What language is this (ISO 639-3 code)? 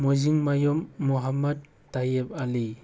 mni